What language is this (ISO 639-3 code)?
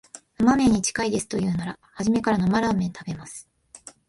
jpn